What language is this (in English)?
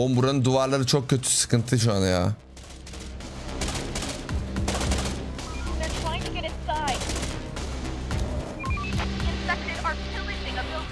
Turkish